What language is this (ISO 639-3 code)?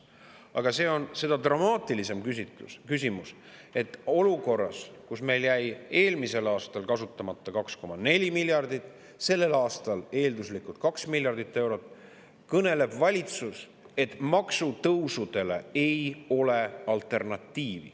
est